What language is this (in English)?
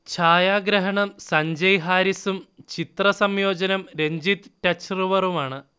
Malayalam